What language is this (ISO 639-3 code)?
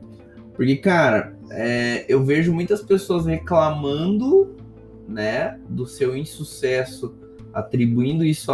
por